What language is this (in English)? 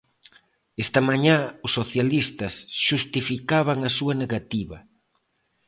Galician